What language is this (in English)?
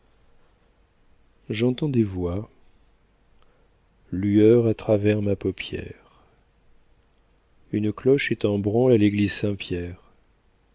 French